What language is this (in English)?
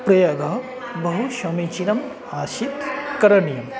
Sanskrit